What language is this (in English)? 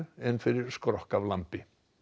Icelandic